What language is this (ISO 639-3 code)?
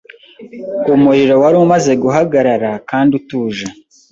kin